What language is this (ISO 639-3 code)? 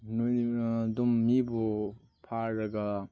mni